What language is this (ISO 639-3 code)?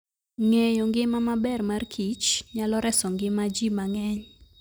luo